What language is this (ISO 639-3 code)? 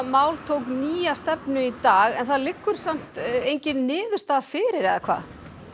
isl